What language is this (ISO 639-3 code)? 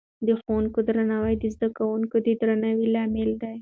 pus